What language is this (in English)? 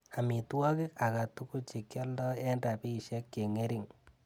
Kalenjin